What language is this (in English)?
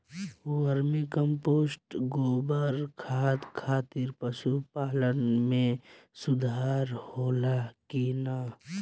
Bhojpuri